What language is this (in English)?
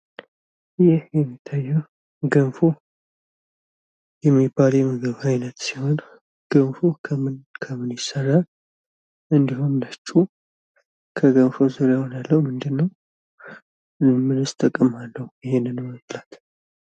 Amharic